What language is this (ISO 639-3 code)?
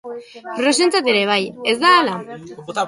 eus